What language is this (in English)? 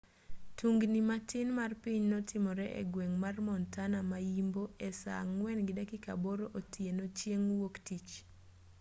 Luo (Kenya and Tanzania)